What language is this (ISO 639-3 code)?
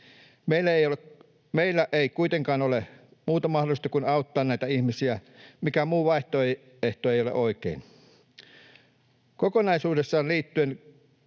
fin